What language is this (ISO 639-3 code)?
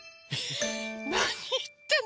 jpn